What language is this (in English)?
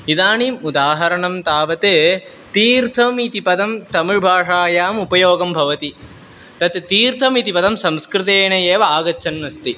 Sanskrit